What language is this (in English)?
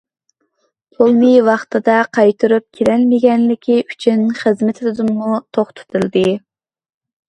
Uyghur